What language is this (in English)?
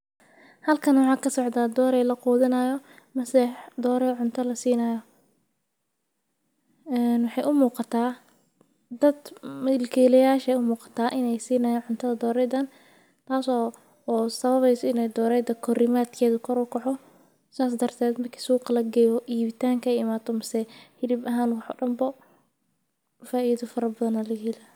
Somali